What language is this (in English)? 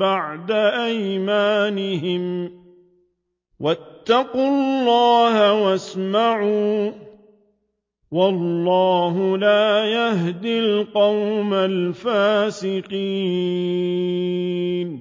Arabic